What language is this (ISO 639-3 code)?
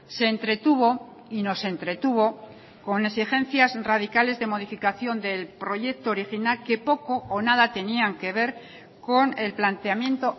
spa